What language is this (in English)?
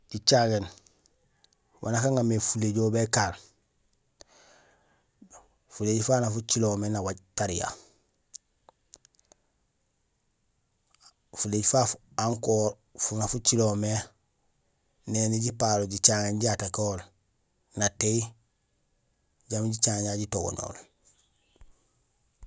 Gusilay